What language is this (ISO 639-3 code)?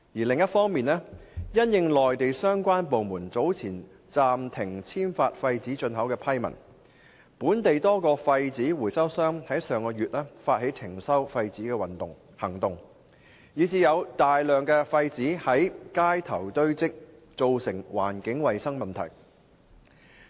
yue